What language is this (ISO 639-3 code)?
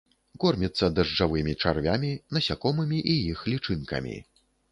bel